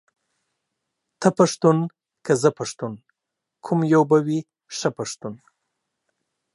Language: Pashto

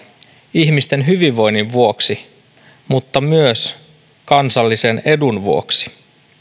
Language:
Finnish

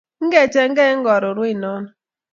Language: Kalenjin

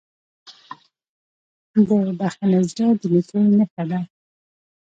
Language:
Pashto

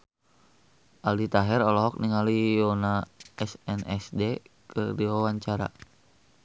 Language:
Sundanese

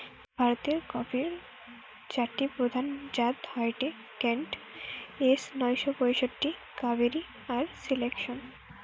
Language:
Bangla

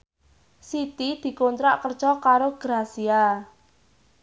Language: Javanese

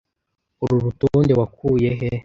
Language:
Kinyarwanda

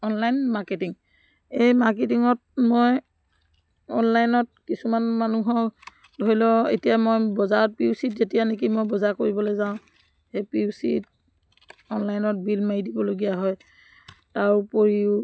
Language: Assamese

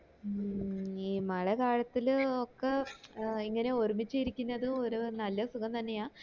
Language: Malayalam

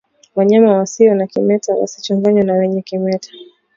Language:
Swahili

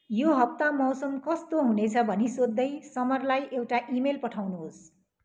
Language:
Nepali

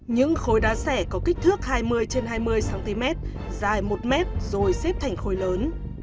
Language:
Vietnamese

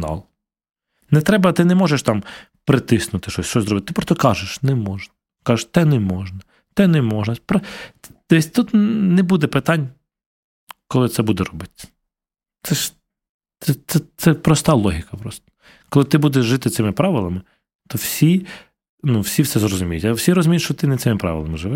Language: Ukrainian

